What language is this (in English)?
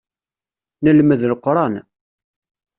Kabyle